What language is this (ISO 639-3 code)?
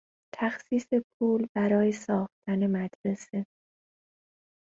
fas